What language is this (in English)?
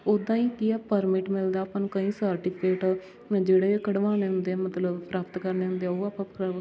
Punjabi